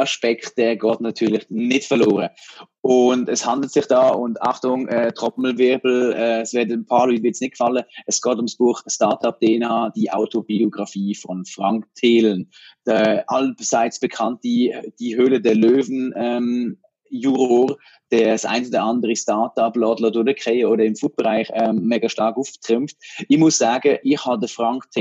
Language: German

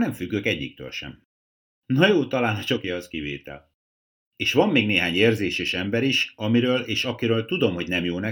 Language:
Hungarian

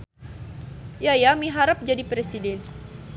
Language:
Sundanese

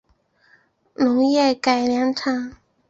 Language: Chinese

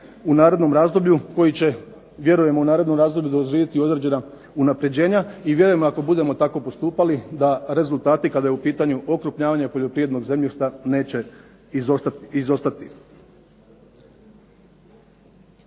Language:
Croatian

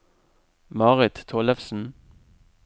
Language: Norwegian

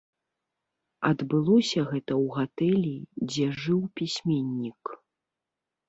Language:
Belarusian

